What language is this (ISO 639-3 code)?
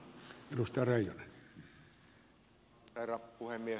fin